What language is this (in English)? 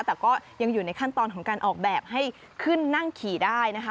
Thai